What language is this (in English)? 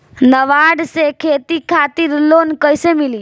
Bhojpuri